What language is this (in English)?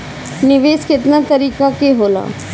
Bhojpuri